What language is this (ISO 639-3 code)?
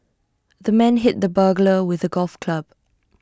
eng